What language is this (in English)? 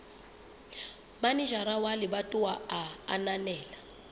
Southern Sotho